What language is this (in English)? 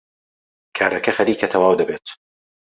Central Kurdish